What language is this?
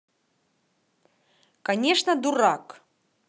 Russian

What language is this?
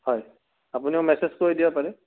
Assamese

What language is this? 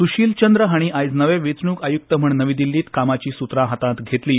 Konkani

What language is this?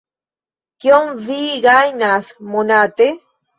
Esperanto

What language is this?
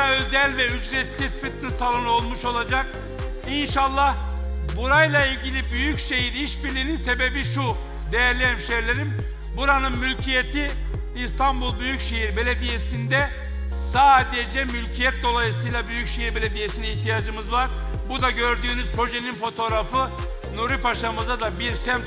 Turkish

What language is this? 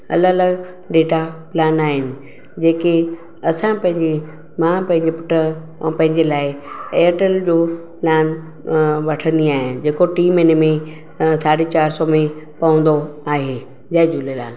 Sindhi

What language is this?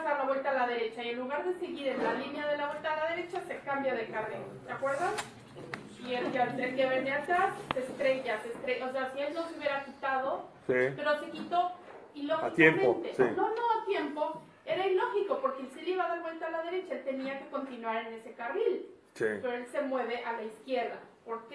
Spanish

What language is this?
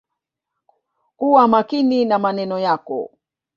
Swahili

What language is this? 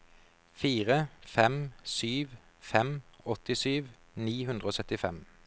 Norwegian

